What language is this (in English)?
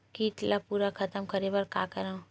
Chhattisgarhi